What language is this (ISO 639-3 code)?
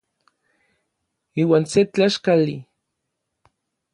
nlv